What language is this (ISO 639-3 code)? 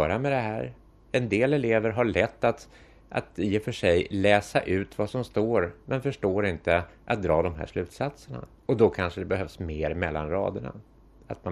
swe